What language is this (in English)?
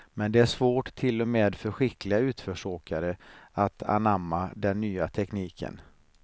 Swedish